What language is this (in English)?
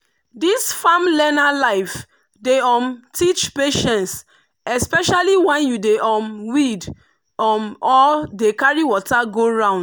Nigerian Pidgin